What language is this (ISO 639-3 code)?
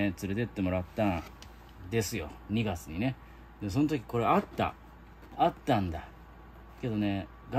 jpn